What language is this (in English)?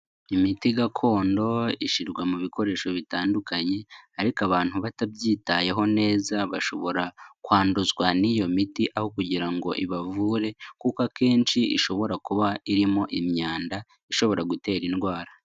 Kinyarwanda